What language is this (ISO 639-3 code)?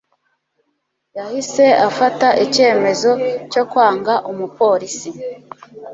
kin